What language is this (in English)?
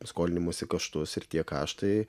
Lithuanian